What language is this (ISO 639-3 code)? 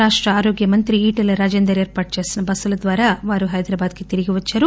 tel